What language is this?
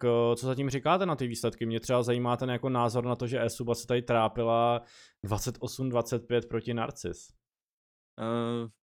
Czech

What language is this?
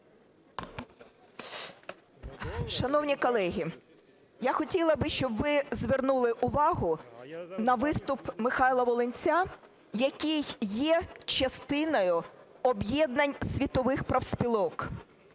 Ukrainian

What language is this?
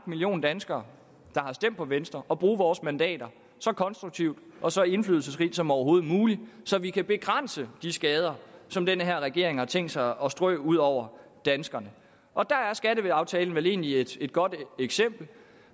Danish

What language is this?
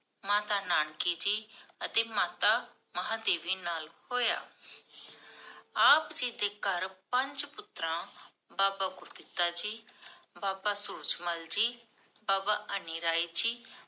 Punjabi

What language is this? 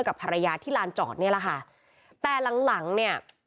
Thai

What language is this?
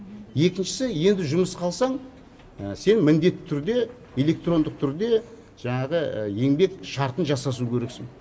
Kazakh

